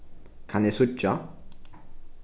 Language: Faroese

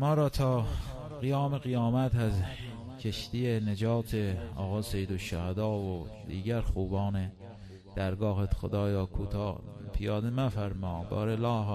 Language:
Persian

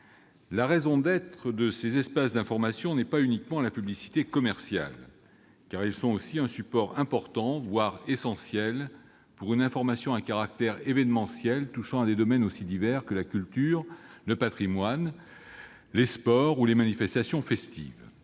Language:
French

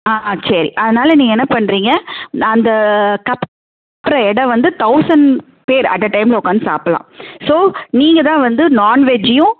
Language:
Tamil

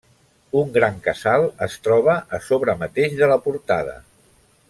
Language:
Catalan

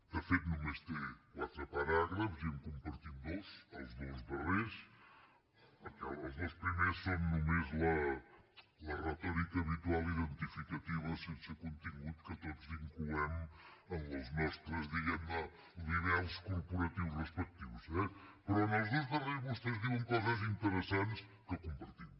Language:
Catalan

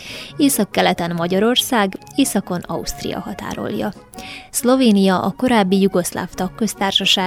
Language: Hungarian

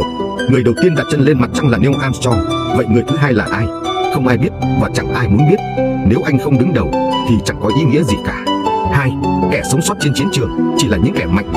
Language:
Vietnamese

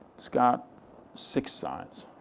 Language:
English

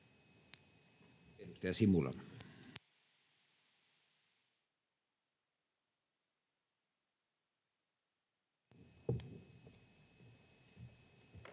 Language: Finnish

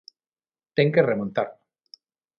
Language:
Galician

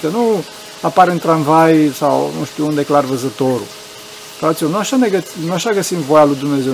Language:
Romanian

